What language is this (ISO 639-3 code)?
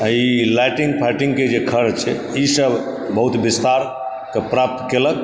mai